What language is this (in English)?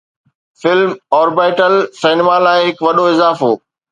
Sindhi